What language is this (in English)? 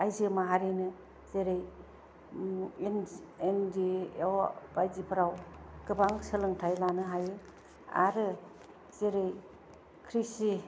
Bodo